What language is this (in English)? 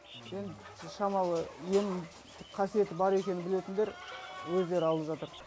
Kazakh